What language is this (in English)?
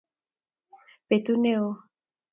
Kalenjin